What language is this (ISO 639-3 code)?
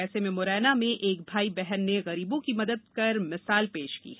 hin